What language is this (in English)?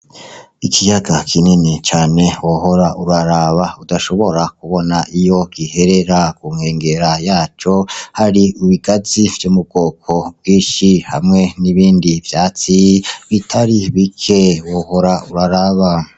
Rundi